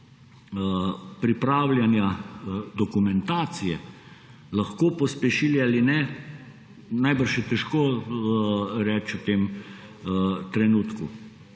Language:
Slovenian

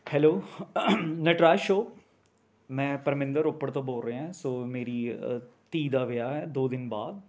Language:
Punjabi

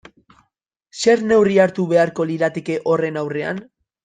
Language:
Basque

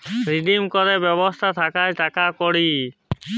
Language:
Bangla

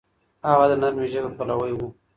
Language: Pashto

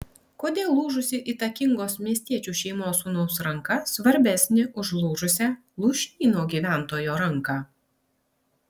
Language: Lithuanian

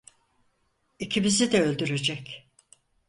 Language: Turkish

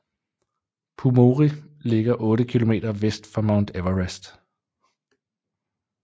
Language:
Danish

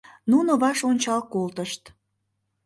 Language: Mari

